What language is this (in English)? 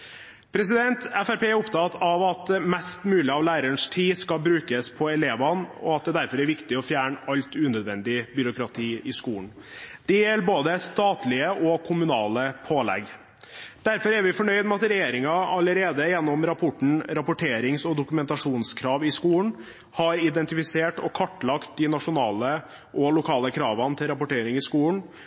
Norwegian Bokmål